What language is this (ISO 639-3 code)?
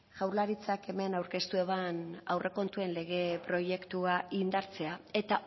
eus